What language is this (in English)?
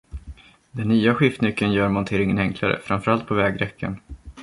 Swedish